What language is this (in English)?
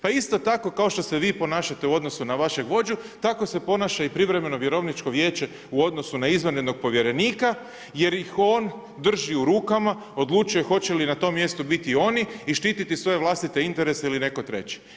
Croatian